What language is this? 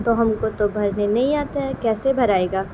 Urdu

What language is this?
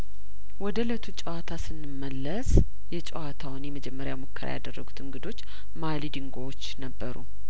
Amharic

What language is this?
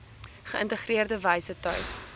Afrikaans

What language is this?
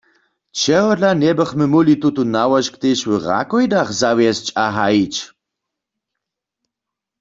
Upper Sorbian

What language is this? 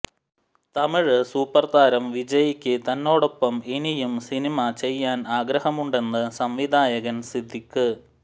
Malayalam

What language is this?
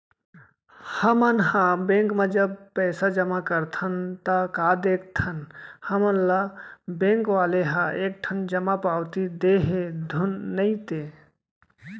Chhattisgarhi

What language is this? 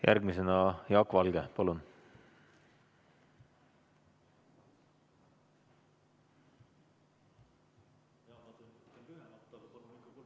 Estonian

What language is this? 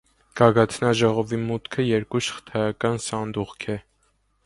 Armenian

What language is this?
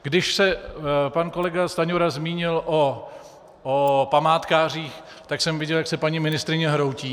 Czech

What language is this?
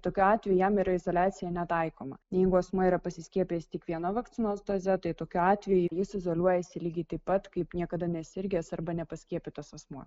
Lithuanian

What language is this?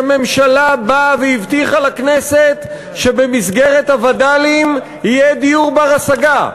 Hebrew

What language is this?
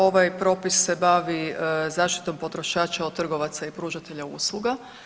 Croatian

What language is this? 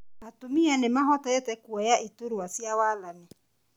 Kikuyu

